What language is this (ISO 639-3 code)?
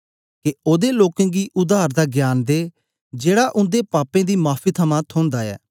doi